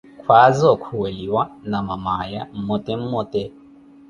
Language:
Koti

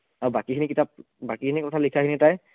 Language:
Assamese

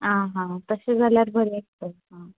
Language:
Konkani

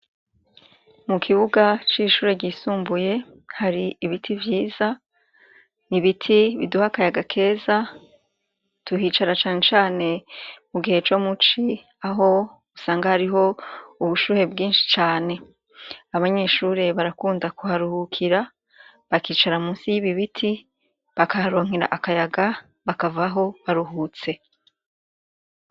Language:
Rundi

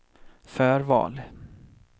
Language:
Swedish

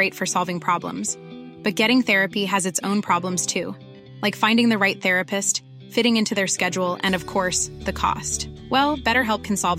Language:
Filipino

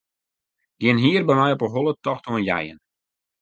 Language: Western Frisian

